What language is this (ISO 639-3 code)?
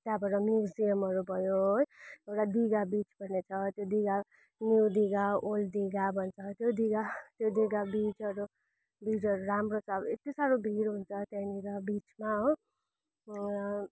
nep